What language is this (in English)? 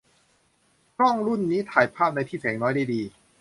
Thai